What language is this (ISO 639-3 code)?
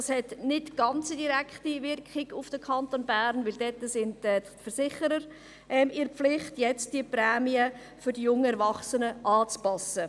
gsw